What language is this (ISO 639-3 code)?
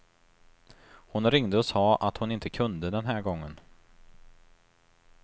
swe